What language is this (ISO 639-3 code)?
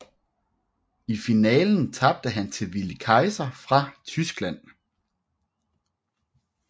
dan